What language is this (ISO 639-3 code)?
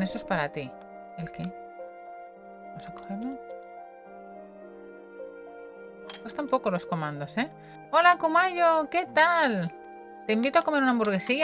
spa